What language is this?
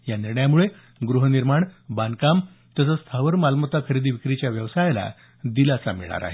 Marathi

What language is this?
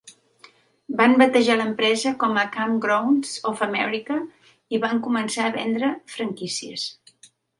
Catalan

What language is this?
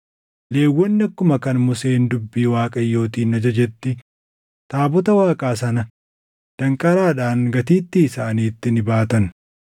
Oromo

